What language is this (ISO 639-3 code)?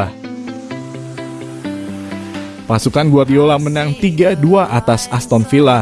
ind